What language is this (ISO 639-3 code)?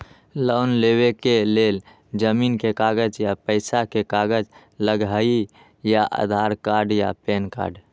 mag